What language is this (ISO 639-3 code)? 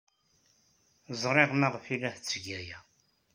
kab